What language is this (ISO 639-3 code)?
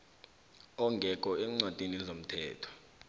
nbl